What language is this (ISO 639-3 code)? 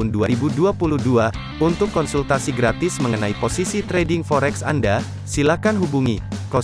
ind